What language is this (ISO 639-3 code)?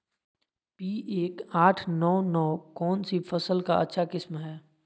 mag